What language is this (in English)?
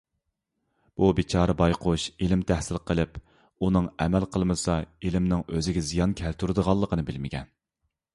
Uyghur